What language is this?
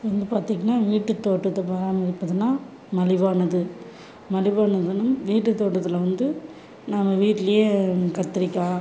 Tamil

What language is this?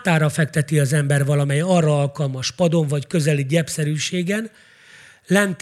Hungarian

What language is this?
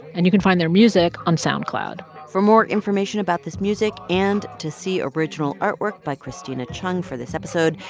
English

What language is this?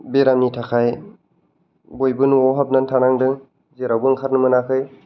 Bodo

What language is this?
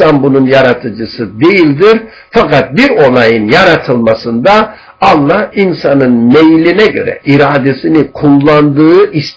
Turkish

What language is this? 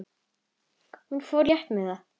Icelandic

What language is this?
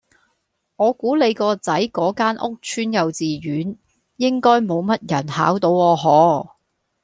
Cantonese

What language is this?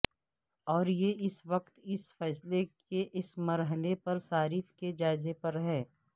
Urdu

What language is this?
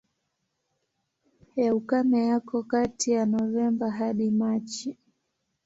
Swahili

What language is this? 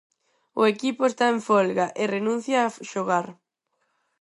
Galician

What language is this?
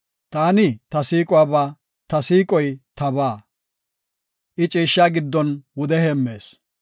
Gofa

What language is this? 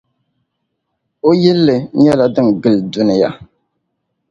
Dagbani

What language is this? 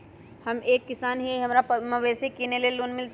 Magahi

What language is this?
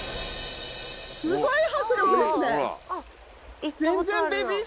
Japanese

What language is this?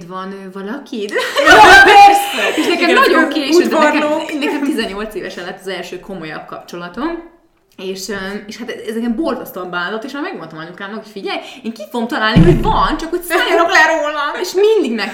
Hungarian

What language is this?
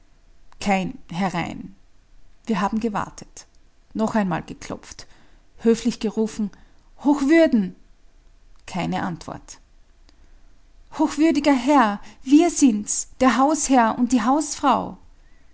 German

